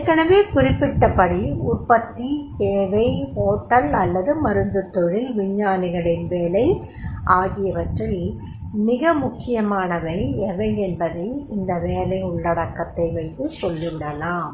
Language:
Tamil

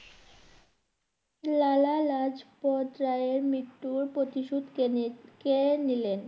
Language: Bangla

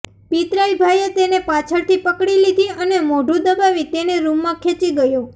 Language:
Gujarati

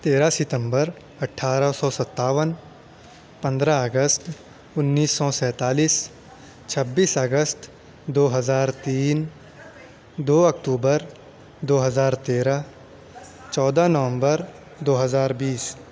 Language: Urdu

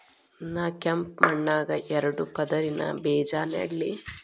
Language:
Kannada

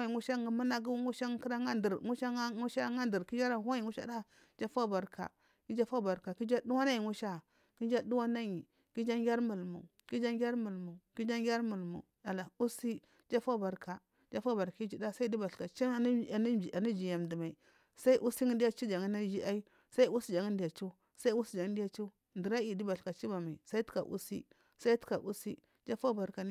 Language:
Marghi South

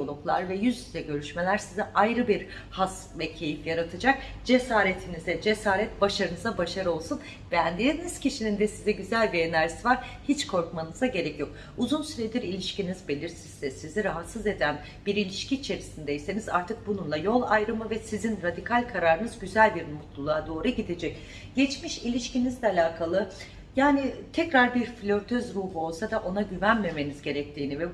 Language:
Turkish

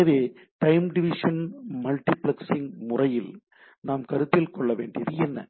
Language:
Tamil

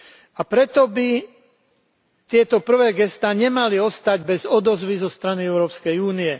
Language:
Slovak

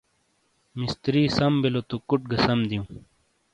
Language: Shina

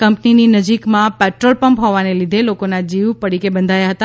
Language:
Gujarati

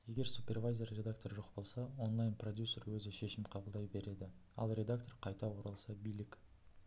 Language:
Kazakh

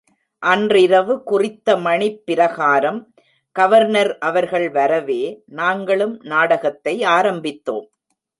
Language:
Tamil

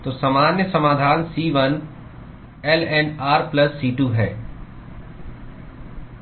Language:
Hindi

